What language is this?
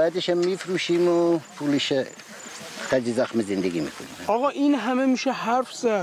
Persian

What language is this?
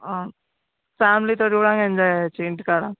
Telugu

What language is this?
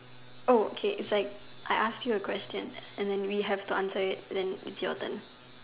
English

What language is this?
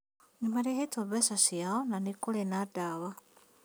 Kikuyu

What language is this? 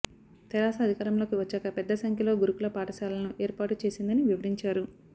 Telugu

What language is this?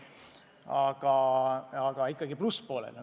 Estonian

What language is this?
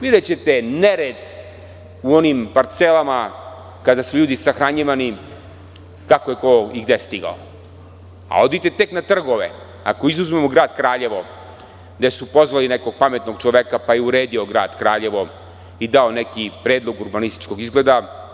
Serbian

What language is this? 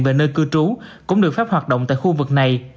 Vietnamese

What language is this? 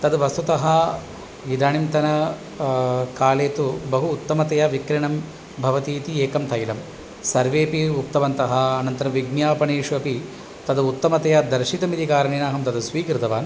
Sanskrit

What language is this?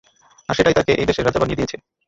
Bangla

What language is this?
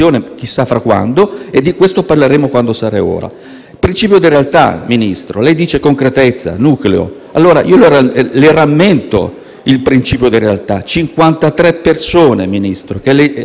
Italian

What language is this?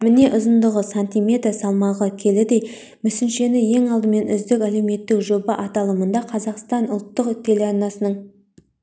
Kazakh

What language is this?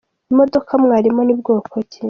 Kinyarwanda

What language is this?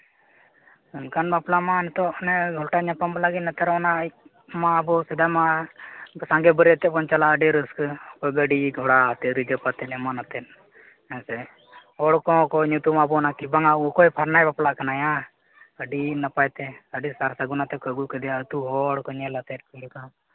Santali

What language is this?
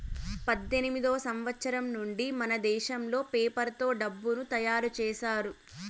Telugu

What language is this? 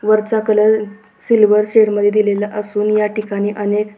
Marathi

